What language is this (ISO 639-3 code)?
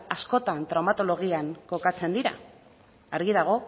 eus